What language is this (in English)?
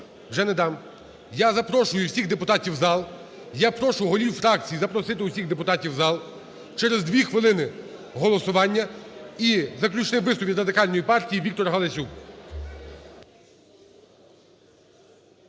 Ukrainian